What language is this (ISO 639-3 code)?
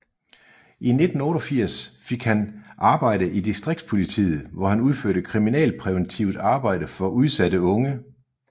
dan